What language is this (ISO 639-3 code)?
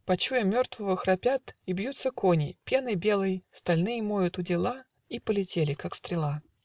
rus